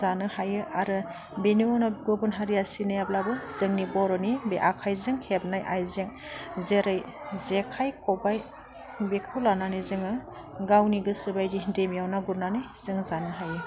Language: Bodo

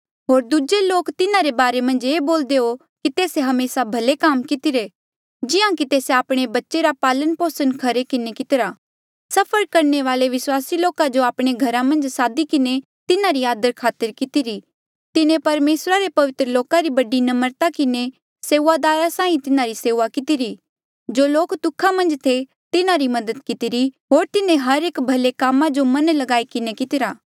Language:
Mandeali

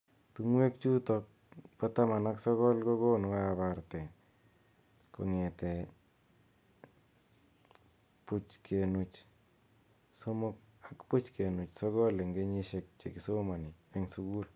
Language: Kalenjin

